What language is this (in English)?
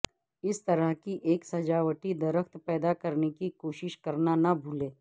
Urdu